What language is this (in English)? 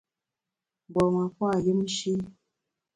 Bamun